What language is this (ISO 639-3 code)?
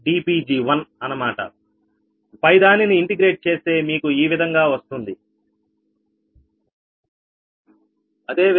tel